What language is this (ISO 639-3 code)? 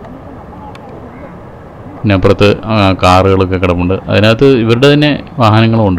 mal